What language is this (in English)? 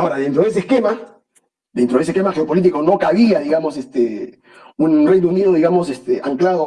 Spanish